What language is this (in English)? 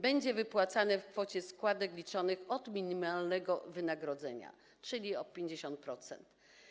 Polish